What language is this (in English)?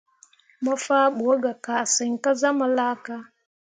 Mundang